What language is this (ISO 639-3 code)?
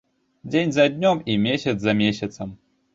bel